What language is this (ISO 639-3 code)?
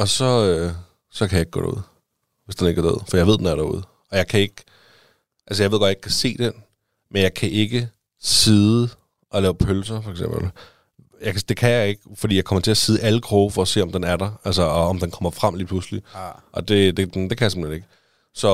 dan